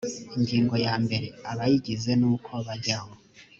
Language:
Kinyarwanda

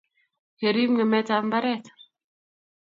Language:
Kalenjin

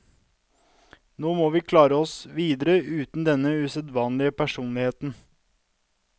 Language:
Norwegian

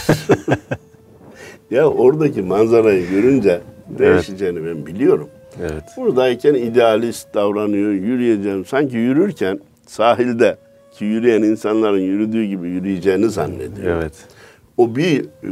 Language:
Turkish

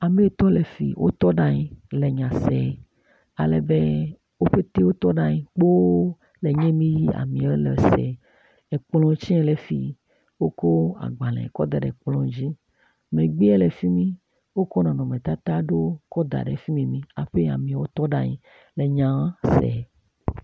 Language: Ewe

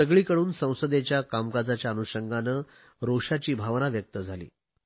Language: Marathi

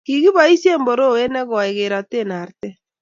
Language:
Kalenjin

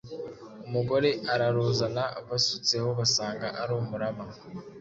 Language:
Kinyarwanda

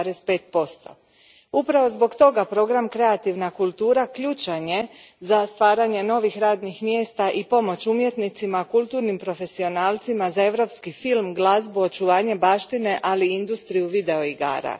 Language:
Croatian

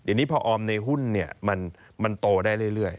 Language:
Thai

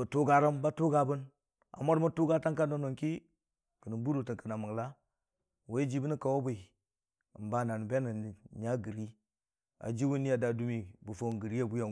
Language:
Dijim-Bwilim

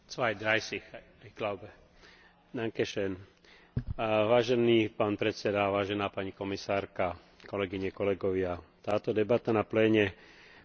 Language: Slovak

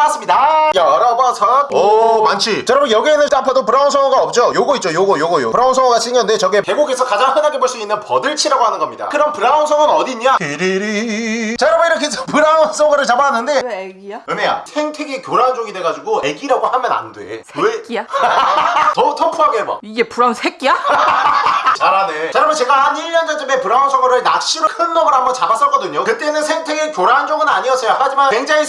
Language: Korean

